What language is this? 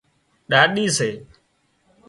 Wadiyara Koli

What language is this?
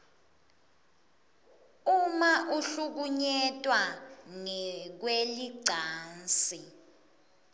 Swati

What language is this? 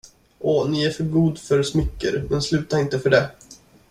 Swedish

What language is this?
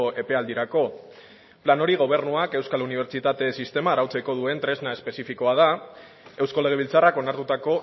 Basque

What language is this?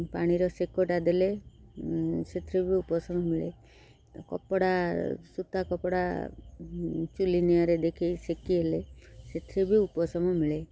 Odia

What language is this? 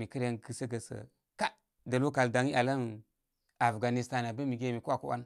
Koma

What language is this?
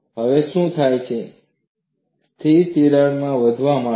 Gujarati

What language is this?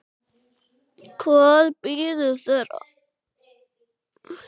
Icelandic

